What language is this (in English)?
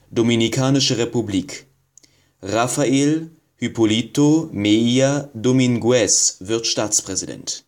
German